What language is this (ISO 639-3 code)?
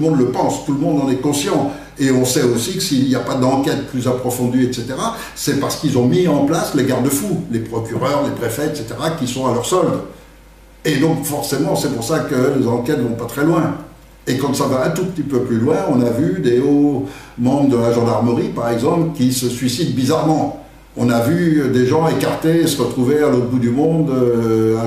fra